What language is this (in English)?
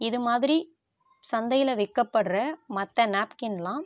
Tamil